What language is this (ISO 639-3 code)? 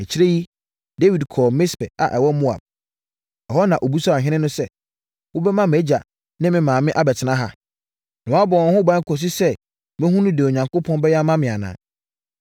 aka